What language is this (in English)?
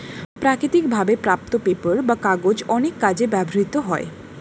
Bangla